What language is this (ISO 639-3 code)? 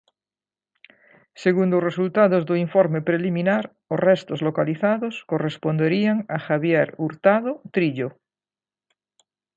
glg